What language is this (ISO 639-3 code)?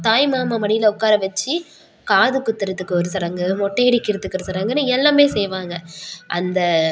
tam